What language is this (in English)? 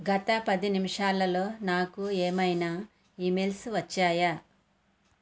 Telugu